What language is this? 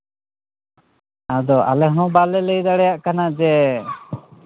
Santali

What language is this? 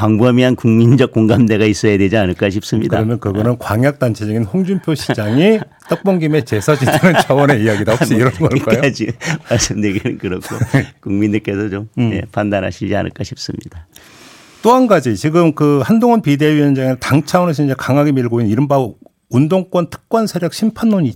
Korean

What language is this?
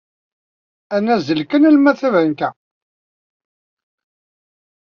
Kabyle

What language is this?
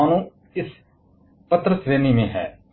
Hindi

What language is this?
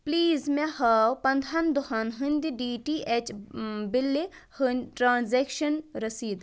Kashmiri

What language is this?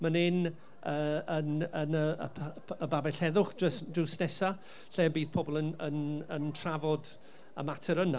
Welsh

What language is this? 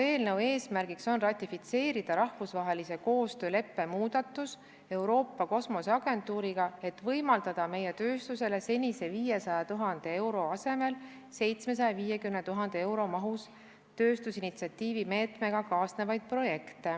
Estonian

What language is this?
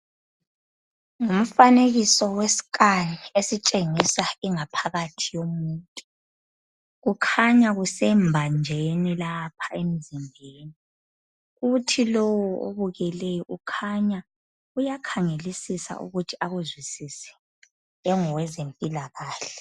North Ndebele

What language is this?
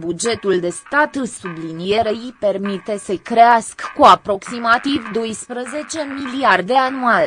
Romanian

